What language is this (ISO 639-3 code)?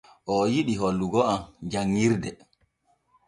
fue